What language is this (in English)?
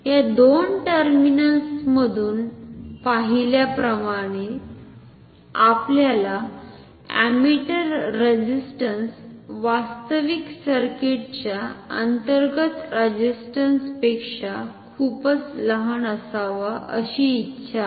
Marathi